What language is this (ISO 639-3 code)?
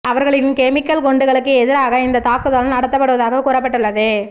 tam